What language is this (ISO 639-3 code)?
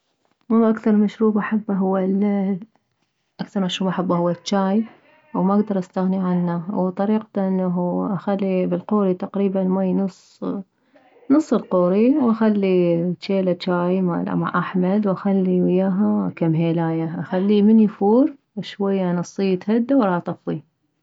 acm